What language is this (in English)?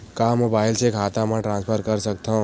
Chhattisgarhi